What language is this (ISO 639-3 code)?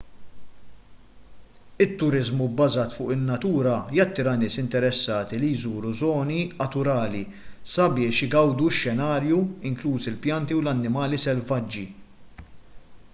mlt